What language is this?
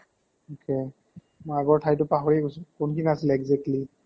Assamese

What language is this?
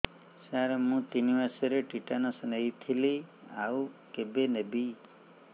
Odia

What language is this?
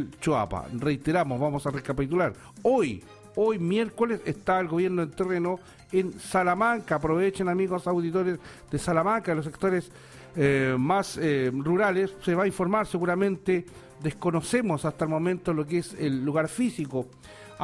Spanish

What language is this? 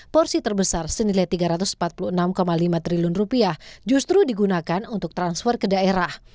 Indonesian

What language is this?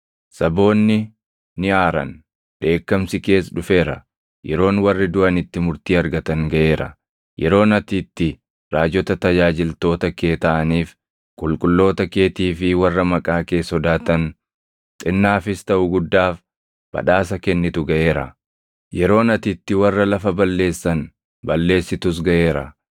Oromo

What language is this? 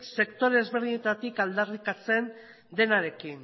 Basque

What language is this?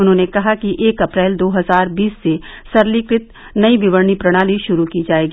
Hindi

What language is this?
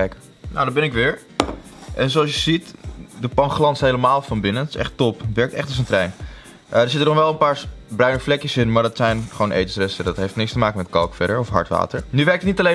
Dutch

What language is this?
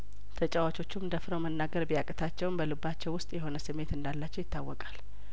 Amharic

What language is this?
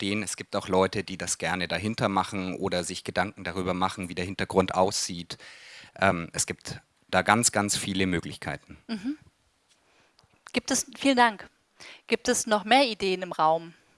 German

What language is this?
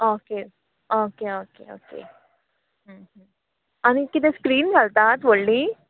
Konkani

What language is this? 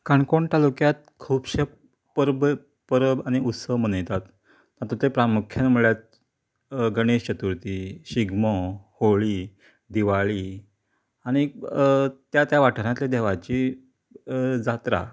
Konkani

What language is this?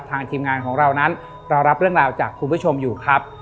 Thai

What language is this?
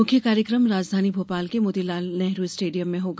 Hindi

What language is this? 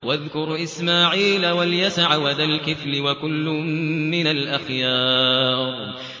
Arabic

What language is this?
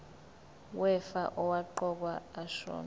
Zulu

